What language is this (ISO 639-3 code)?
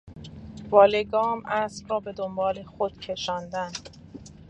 fas